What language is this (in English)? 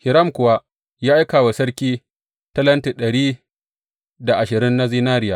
Hausa